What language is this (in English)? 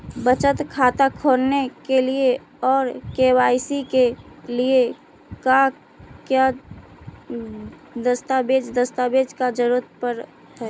Magahi